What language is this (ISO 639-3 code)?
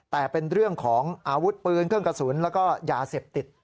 tha